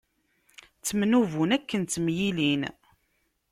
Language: Kabyle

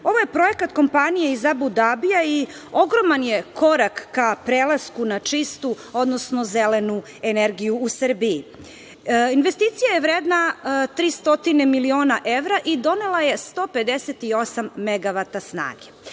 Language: Serbian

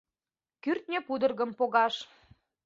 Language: Mari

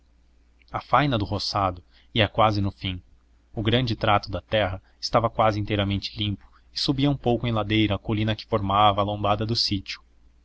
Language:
Portuguese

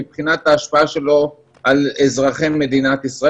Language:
Hebrew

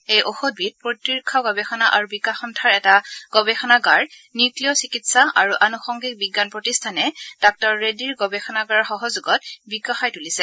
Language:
Assamese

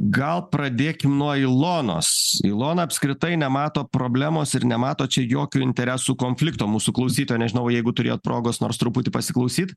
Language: Lithuanian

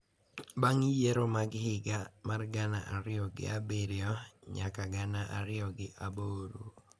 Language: Luo (Kenya and Tanzania)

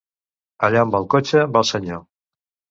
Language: Catalan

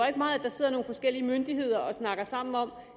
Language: Danish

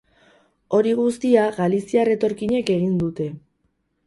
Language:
Basque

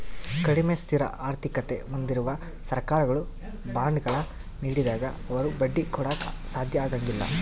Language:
Kannada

